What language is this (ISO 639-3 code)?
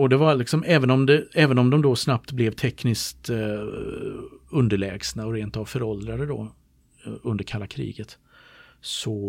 swe